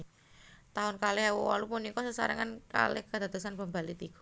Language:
Javanese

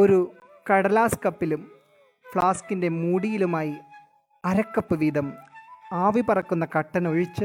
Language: Malayalam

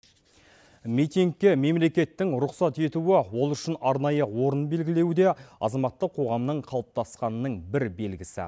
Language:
Kazakh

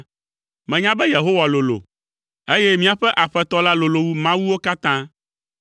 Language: Ewe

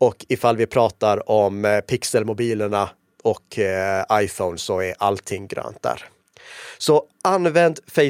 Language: Swedish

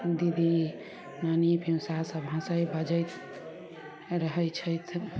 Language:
Maithili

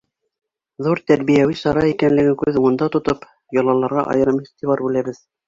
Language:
Bashkir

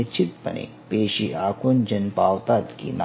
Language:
Marathi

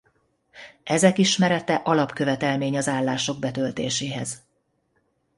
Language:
Hungarian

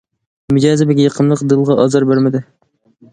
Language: Uyghur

